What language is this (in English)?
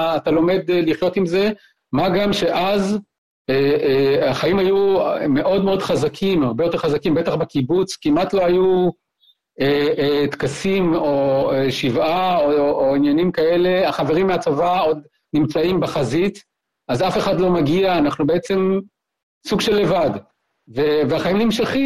Hebrew